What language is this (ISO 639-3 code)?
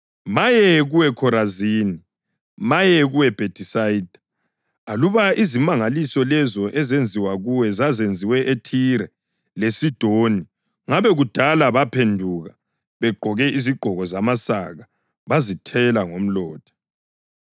nde